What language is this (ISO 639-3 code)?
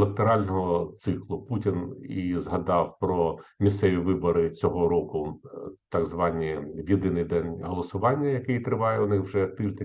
ukr